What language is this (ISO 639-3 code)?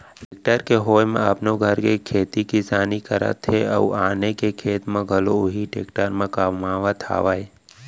hne